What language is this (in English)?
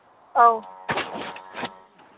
Manipuri